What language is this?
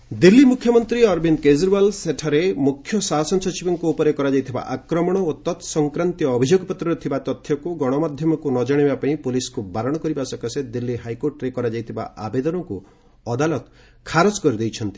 Odia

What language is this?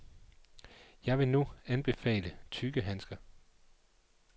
Danish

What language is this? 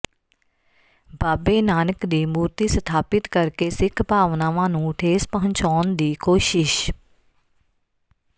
Punjabi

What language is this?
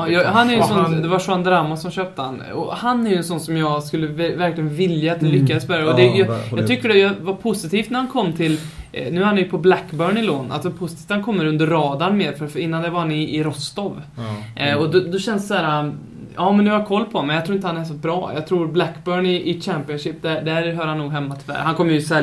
Swedish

